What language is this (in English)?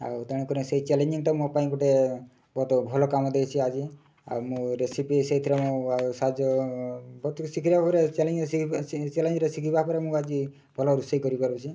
Odia